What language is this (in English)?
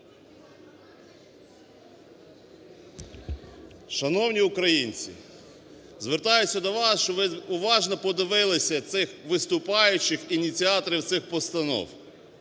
Ukrainian